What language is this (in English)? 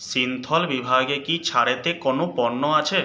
Bangla